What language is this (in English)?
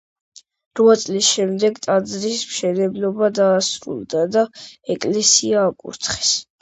Georgian